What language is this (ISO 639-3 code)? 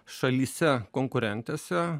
lit